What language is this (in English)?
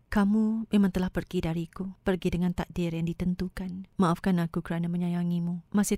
Malay